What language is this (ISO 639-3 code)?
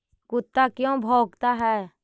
mag